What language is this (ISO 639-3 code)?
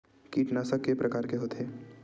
hne